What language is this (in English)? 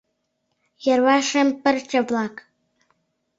Mari